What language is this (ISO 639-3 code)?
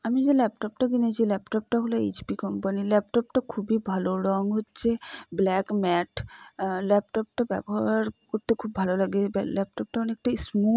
ben